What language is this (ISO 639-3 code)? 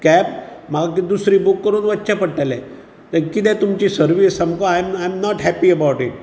kok